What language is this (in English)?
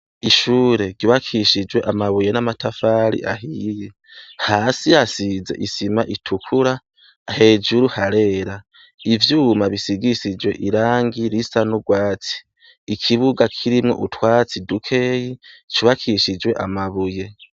Rundi